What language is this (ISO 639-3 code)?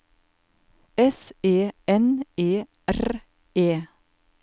nor